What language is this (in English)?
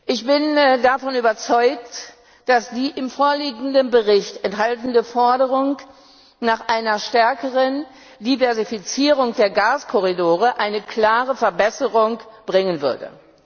German